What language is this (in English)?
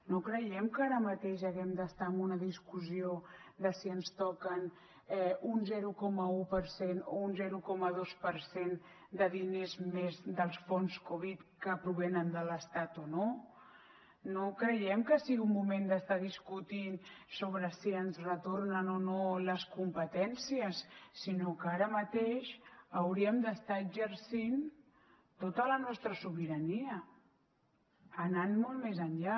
Catalan